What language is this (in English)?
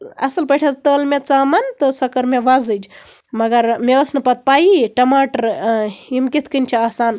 Kashmiri